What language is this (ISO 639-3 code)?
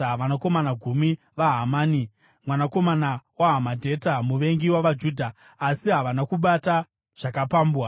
sna